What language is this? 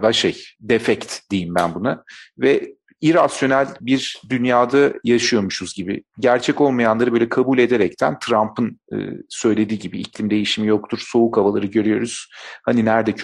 Turkish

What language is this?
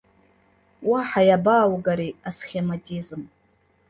Abkhazian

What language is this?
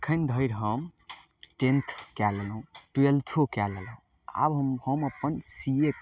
Maithili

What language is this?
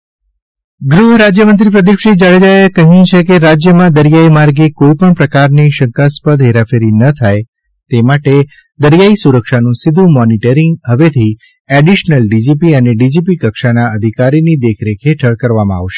Gujarati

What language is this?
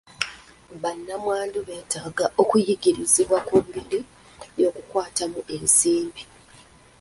Ganda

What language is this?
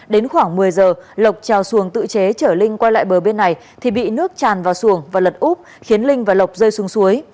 Vietnamese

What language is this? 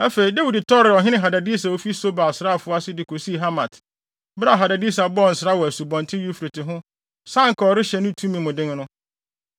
Akan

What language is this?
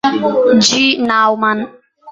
Italian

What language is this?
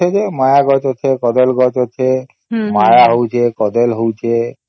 Odia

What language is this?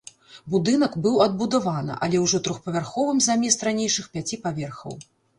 Belarusian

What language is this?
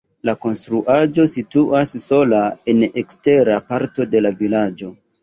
Esperanto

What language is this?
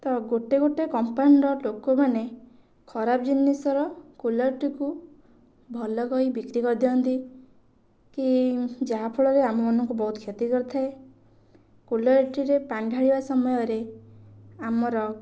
Odia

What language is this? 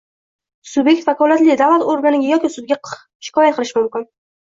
Uzbek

